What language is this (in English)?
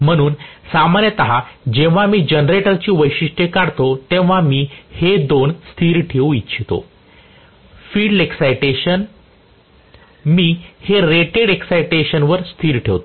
Marathi